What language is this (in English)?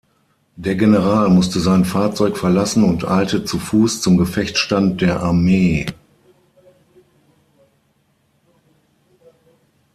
German